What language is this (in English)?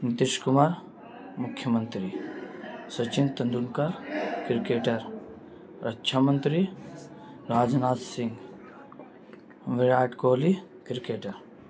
Urdu